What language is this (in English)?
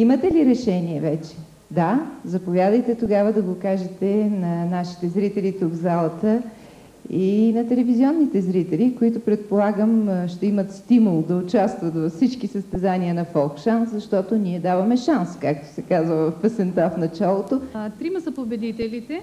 Bulgarian